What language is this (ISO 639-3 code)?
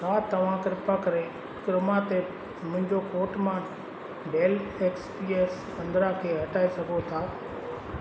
snd